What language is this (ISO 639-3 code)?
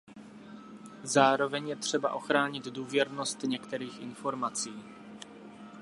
ces